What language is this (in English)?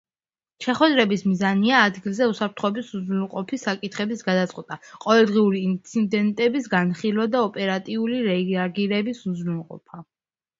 Georgian